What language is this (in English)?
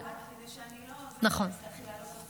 Hebrew